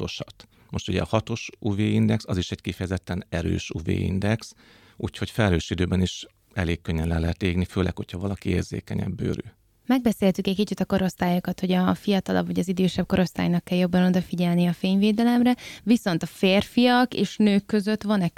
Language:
Hungarian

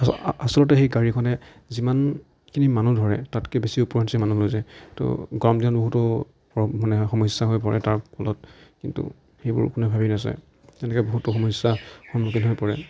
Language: Assamese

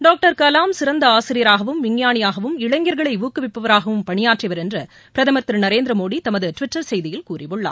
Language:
Tamil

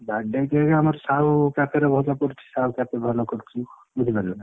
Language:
Odia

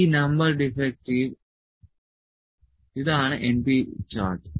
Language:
Malayalam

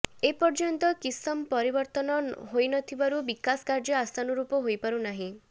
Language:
Odia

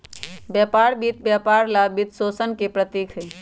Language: Magahi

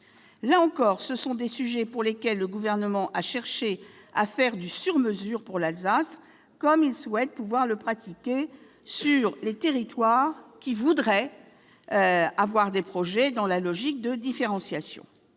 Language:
French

